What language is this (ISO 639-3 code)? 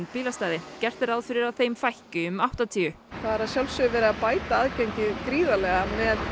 isl